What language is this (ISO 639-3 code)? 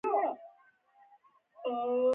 pus